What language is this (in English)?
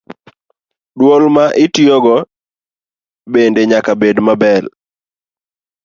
Luo (Kenya and Tanzania)